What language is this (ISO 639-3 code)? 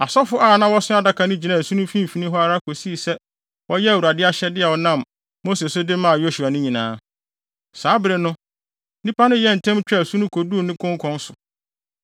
aka